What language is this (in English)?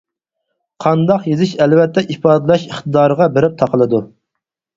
Uyghur